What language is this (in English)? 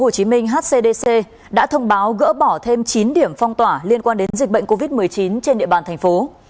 Vietnamese